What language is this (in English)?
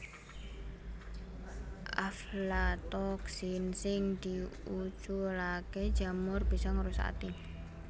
Javanese